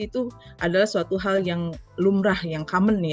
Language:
Indonesian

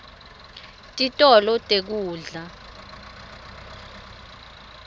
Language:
Swati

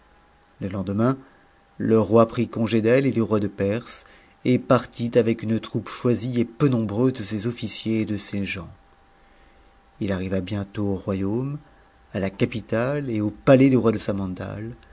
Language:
French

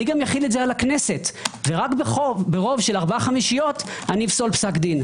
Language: Hebrew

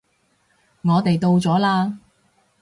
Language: Cantonese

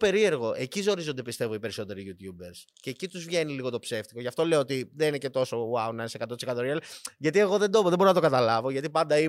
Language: Greek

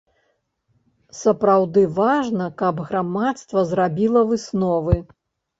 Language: Belarusian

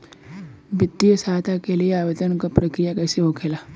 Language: Bhojpuri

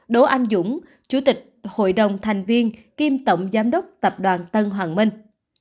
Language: Vietnamese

